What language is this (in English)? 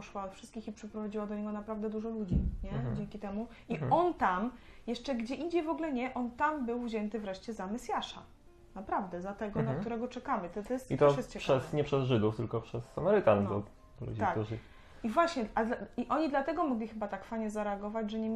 Polish